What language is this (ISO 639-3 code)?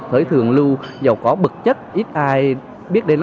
vie